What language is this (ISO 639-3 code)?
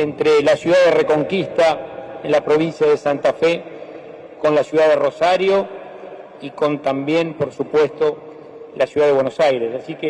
spa